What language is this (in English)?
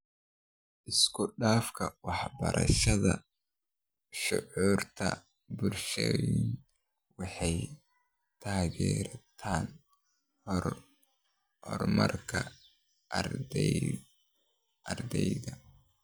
Somali